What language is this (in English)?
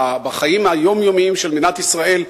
Hebrew